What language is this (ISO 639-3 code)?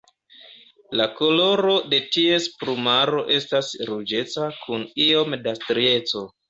epo